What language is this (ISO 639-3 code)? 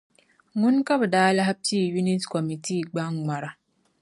dag